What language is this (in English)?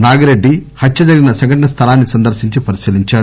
Telugu